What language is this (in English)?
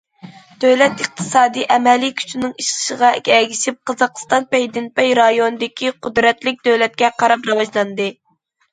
Uyghur